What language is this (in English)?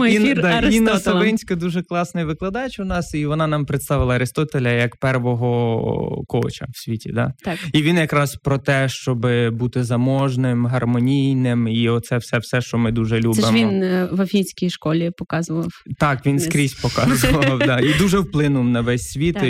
Ukrainian